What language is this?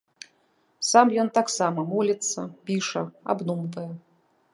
Belarusian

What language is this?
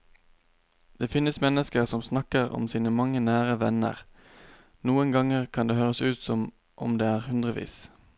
Norwegian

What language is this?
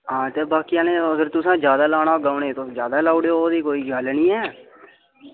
Dogri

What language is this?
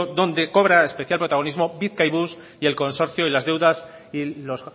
Spanish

